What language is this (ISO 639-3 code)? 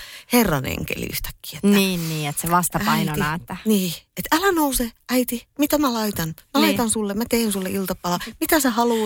fin